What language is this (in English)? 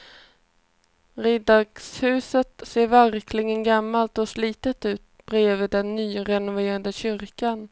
Swedish